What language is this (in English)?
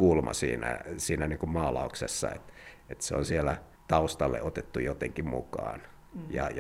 Finnish